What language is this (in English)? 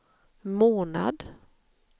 Swedish